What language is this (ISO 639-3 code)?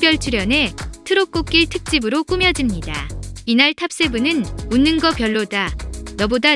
kor